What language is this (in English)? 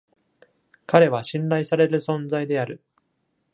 Japanese